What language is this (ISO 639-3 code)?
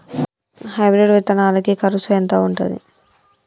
tel